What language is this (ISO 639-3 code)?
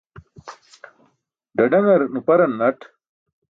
bsk